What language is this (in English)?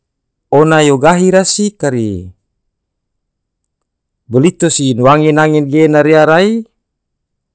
Tidore